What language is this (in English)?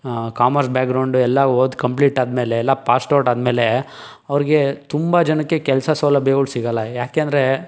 Kannada